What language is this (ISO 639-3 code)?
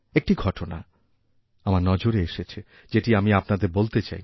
ben